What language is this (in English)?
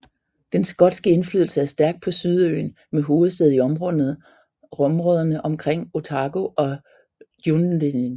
Danish